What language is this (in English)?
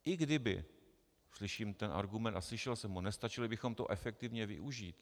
Czech